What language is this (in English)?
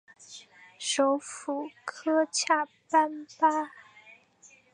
Chinese